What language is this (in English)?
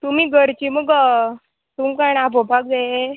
Konkani